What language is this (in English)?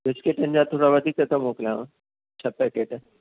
Sindhi